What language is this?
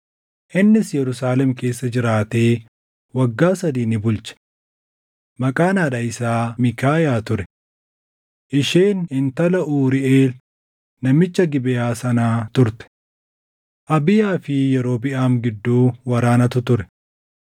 Oromo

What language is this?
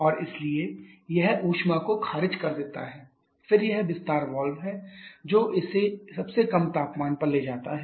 Hindi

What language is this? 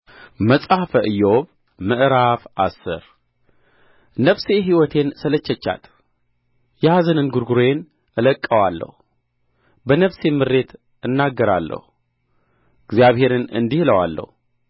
Amharic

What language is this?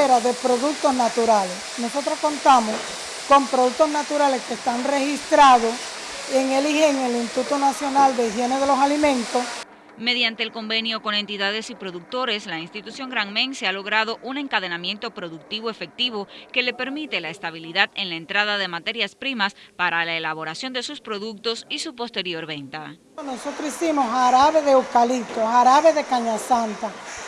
Spanish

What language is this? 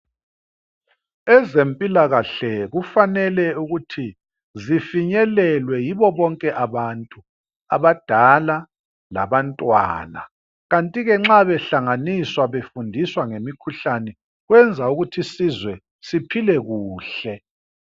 North Ndebele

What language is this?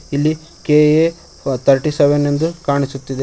Kannada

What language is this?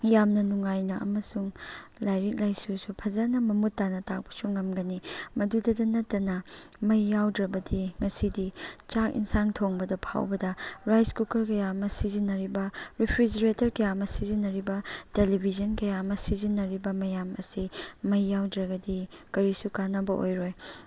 Manipuri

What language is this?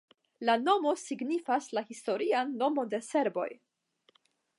Esperanto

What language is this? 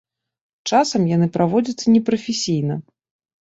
Belarusian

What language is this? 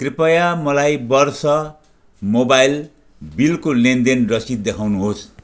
Nepali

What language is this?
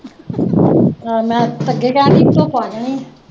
Punjabi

